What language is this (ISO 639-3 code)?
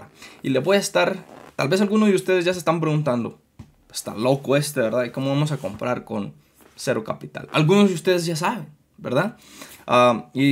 spa